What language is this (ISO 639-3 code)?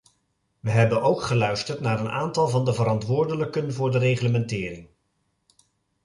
nld